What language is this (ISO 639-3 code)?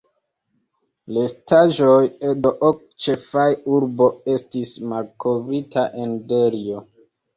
epo